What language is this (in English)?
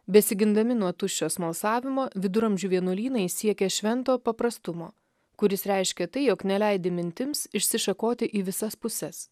Lithuanian